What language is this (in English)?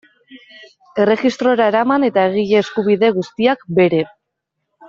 Basque